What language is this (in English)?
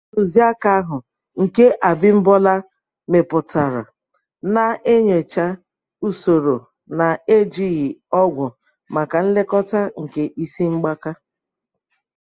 Igbo